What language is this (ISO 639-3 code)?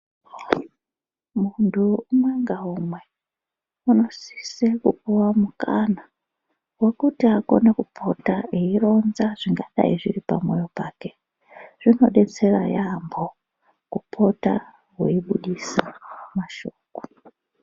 ndc